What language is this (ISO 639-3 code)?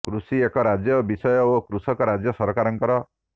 ori